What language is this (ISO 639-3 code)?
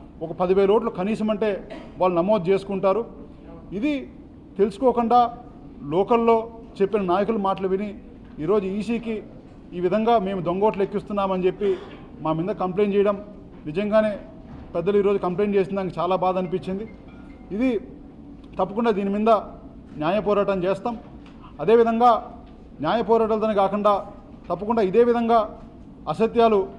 tel